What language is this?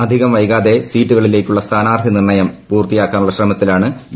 Malayalam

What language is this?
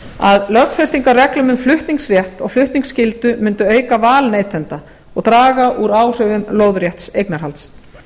Icelandic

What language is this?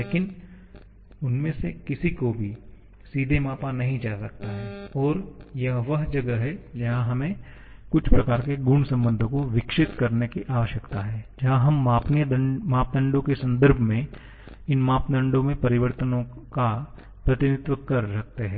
Hindi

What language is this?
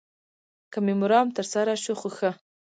Pashto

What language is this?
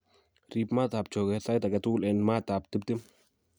Kalenjin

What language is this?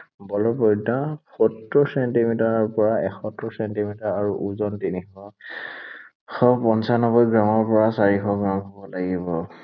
Assamese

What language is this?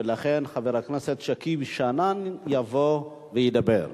Hebrew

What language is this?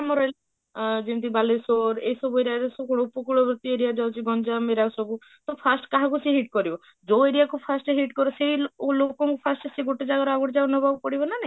Odia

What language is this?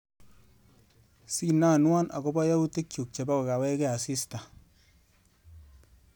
Kalenjin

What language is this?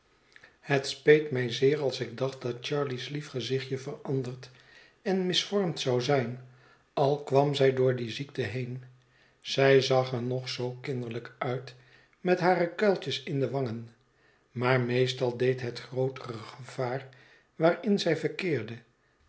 Dutch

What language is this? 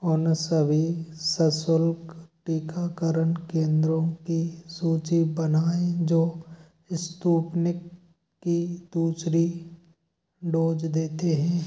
Hindi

